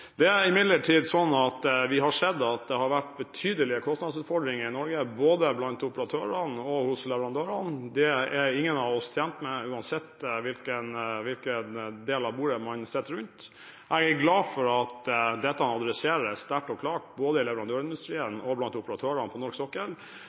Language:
Norwegian Bokmål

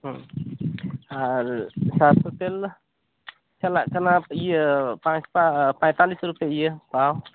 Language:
Santali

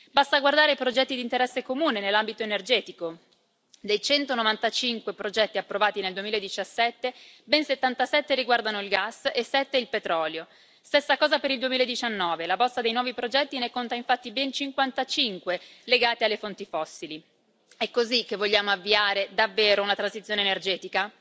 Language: Italian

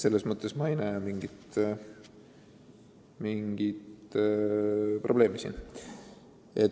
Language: Estonian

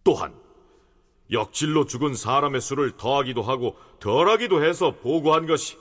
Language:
Korean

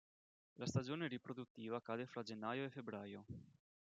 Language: Italian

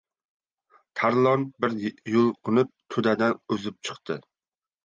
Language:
Uzbek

